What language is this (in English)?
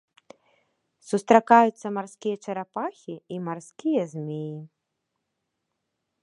Belarusian